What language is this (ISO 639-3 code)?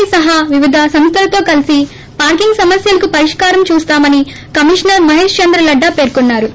tel